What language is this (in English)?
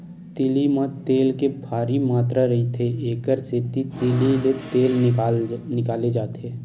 Chhattisgarhi